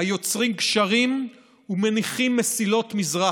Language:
Hebrew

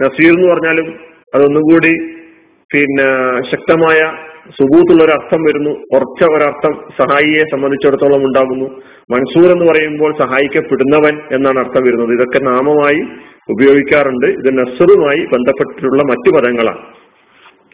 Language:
Malayalam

